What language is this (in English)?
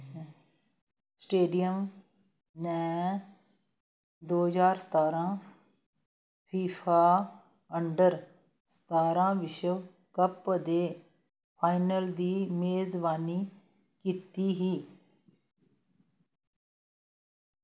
Dogri